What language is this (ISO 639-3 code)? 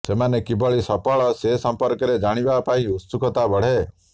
ori